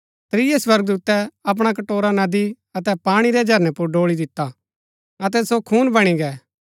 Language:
Gaddi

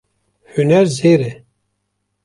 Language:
Kurdish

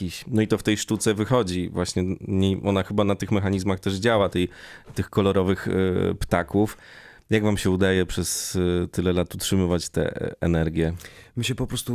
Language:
Polish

